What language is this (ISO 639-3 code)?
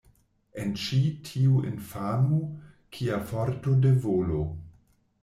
epo